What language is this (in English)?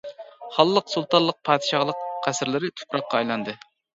Uyghur